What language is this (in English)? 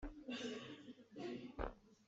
Hakha Chin